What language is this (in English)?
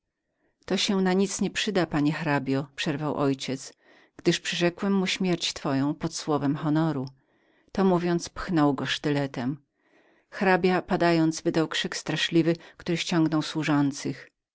Polish